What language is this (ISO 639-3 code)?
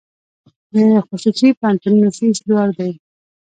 pus